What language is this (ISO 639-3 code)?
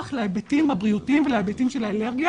heb